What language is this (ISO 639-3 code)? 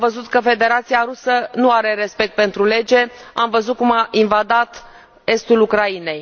ron